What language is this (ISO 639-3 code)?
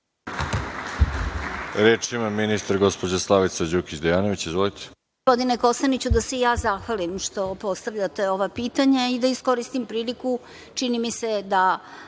srp